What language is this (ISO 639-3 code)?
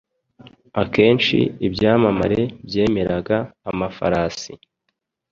kin